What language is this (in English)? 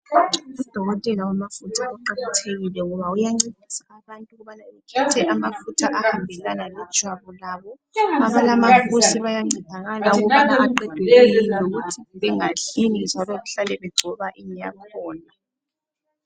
North Ndebele